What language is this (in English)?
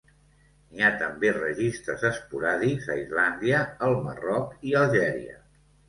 Catalan